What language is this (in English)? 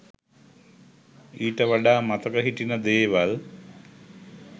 Sinhala